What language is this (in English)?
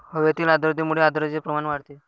Marathi